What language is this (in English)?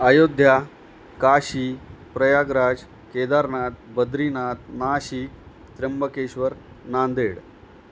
Marathi